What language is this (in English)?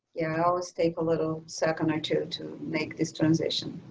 English